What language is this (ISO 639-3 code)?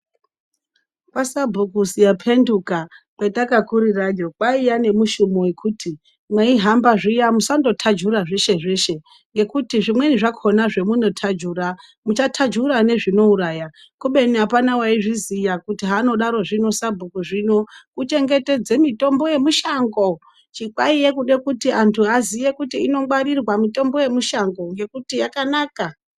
ndc